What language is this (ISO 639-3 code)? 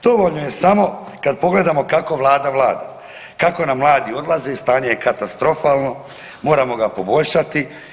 hrv